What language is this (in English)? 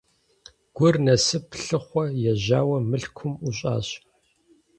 Kabardian